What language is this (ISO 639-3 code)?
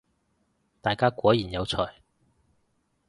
yue